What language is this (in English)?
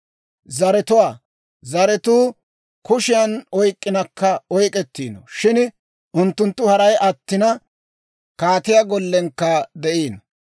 Dawro